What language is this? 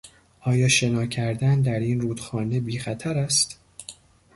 Persian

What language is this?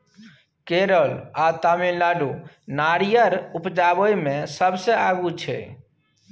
Maithili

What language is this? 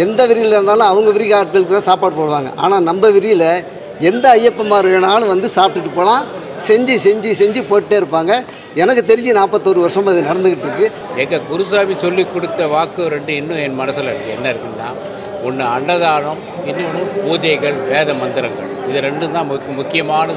Arabic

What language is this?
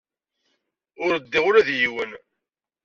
Kabyle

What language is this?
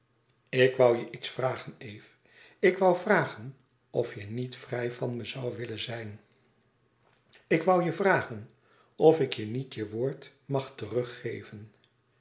Dutch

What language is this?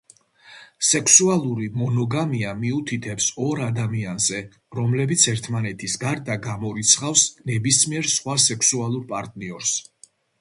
Georgian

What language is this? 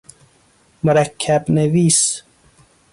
Persian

